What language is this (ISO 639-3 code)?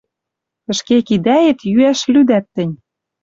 mrj